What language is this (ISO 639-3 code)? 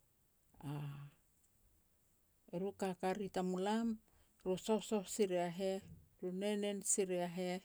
pex